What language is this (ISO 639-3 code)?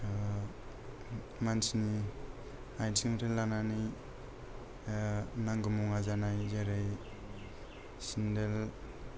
brx